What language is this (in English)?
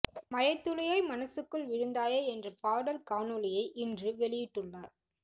Tamil